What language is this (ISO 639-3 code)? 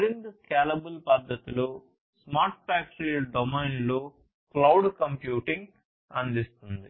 tel